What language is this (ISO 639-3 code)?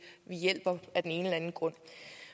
dan